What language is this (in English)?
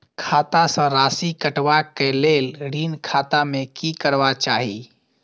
Maithili